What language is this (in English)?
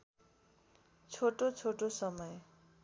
Nepali